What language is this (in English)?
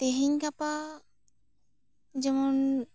Santali